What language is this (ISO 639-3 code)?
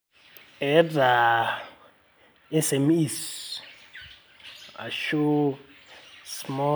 mas